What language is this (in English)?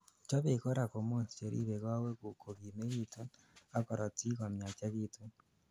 Kalenjin